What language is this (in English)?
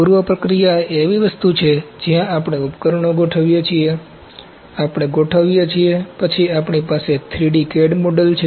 Gujarati